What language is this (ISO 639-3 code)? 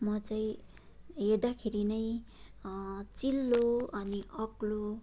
nep